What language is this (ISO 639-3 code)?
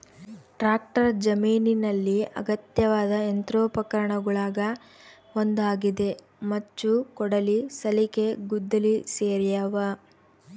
kan